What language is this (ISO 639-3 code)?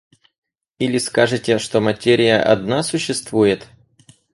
rus